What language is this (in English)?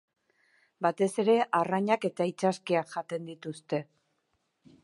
Basque